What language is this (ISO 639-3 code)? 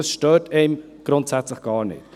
gsw